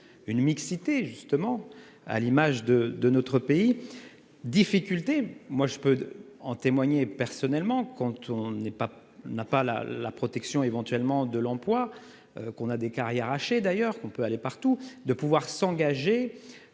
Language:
French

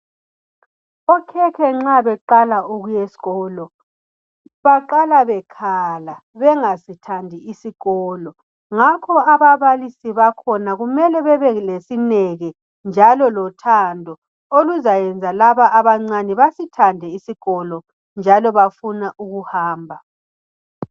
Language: North Ndebele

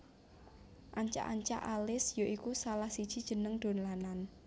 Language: Javanese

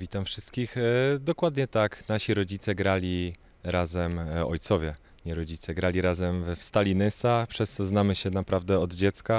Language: Polish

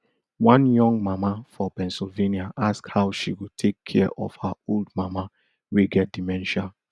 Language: Nigerian Pidgin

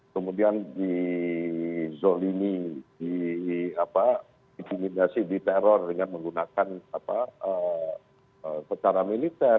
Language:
Indonesian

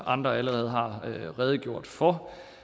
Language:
Danish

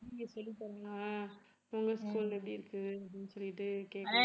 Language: Tamil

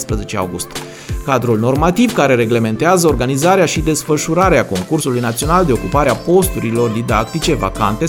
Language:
Romanian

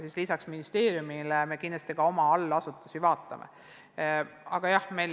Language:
Estonian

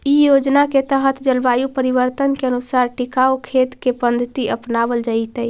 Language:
Magahi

